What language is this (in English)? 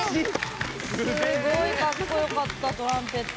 Japanese